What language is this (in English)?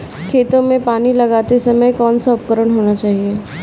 Hindi